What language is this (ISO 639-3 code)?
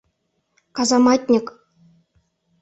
chm